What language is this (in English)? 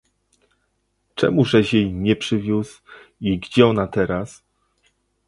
Polish